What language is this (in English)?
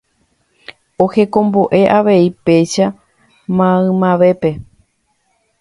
Guarani